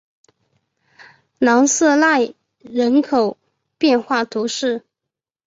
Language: Chinese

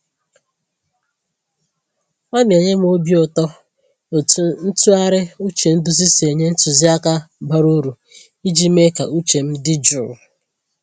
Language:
Igbo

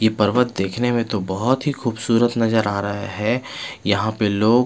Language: Hindi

